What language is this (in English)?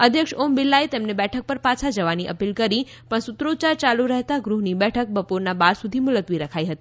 Gujarati